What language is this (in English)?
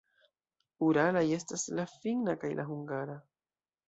Esperanto